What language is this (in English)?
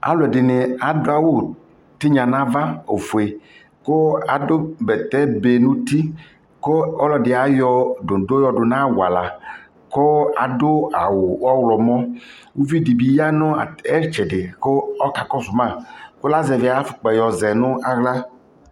Ikposo